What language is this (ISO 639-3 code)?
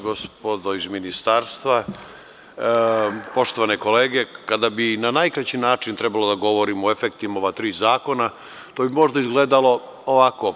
srp